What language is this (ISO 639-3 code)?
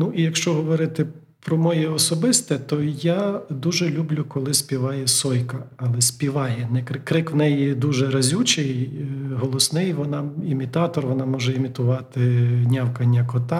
ukr